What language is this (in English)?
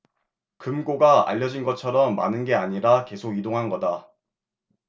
Korean